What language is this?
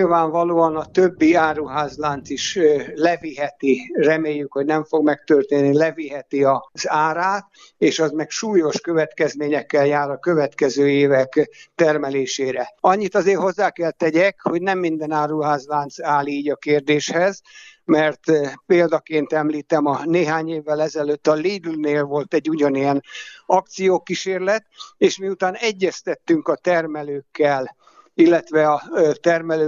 Hungarian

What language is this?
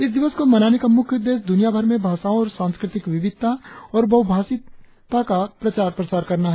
Hindi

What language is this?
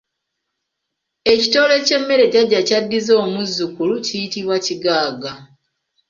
Ganda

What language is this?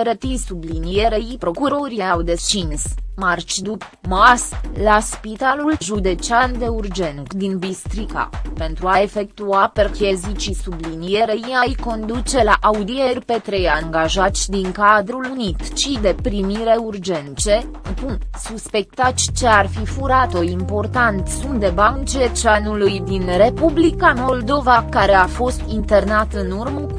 Romanian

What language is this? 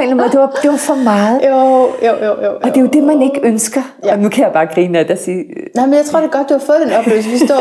Danish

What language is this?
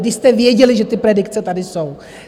Czech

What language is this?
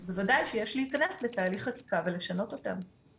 Hebrew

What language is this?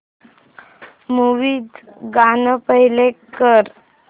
Marathi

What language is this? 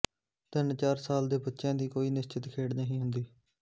Punjabi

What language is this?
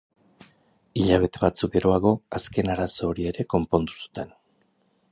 Basque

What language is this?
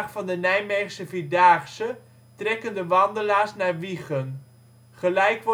Dutch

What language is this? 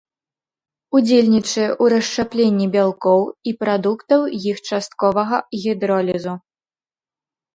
Belarusian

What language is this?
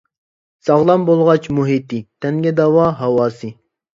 Uyghur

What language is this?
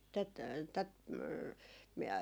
Finnish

